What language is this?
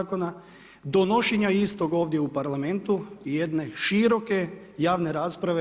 Croatian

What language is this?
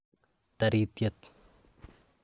Kalenjin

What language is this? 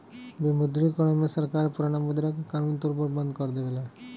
Bhojpuri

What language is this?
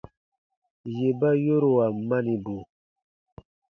Baatonum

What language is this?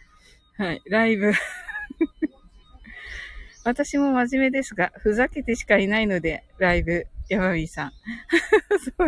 Japanese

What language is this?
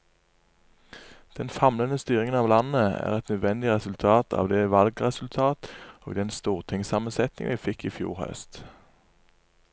Norwegian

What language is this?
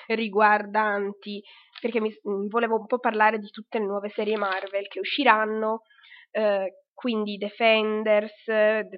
Italian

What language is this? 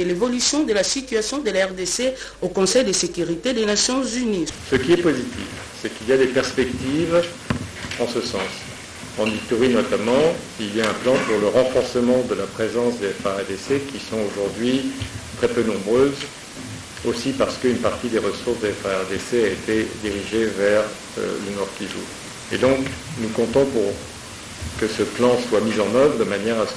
French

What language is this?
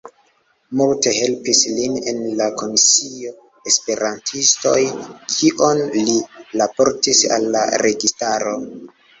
Esperanto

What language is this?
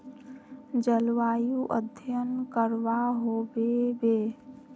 Magahi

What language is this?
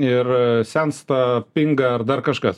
Lithuanian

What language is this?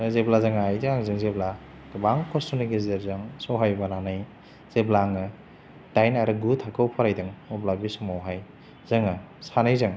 Bodo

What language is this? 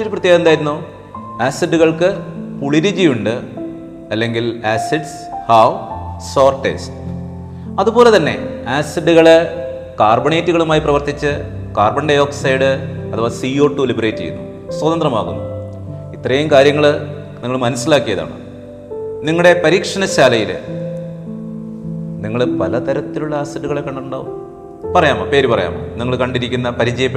Malayalam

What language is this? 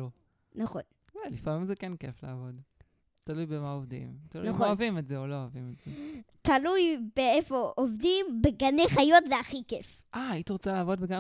Hebrew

